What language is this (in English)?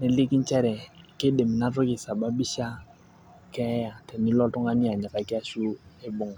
Masai